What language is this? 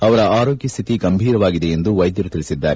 Kannada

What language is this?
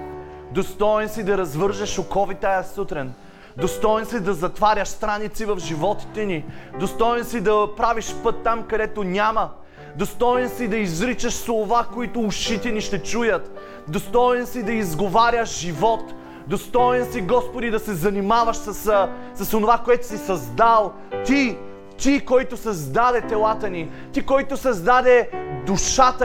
Bulgarian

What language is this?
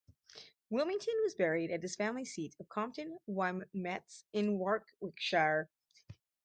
English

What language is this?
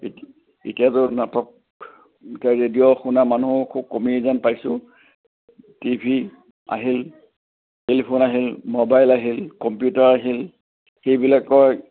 Assamese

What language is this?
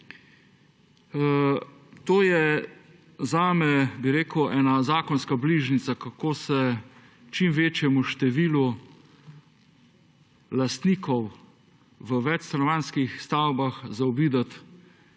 Slovenian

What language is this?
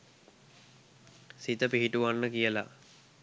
Sinhala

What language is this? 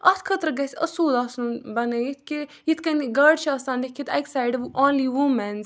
Kashmiri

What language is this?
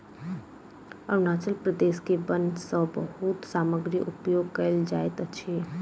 Maithili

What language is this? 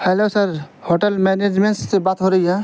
Urdu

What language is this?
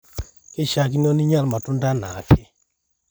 Masai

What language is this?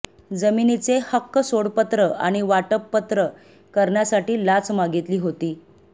Marathi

